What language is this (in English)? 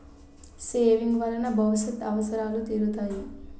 Telugu